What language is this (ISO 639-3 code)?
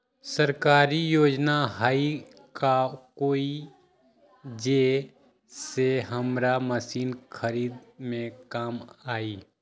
mag